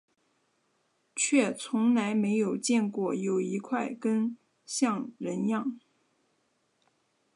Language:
Chinese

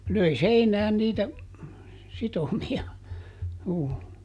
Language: Finnish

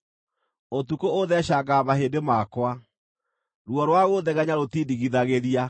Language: Kikuyu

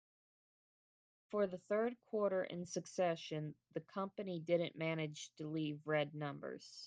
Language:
English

